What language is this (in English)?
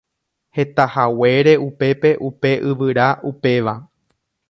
Guarani